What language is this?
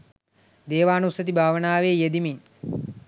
Sinhala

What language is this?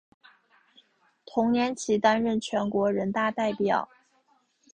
Chinese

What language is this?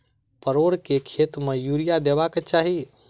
Maithili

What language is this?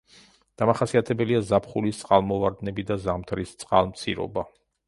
Georgian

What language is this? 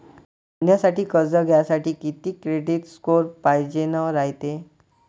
Marathi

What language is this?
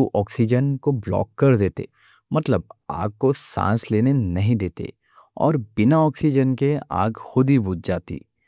Deccan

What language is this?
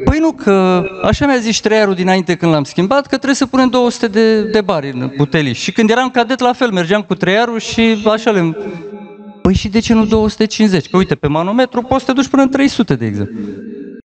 Romanian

